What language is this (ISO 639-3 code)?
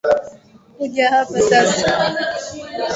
swa